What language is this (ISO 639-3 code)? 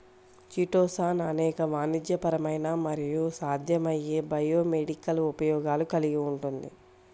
tel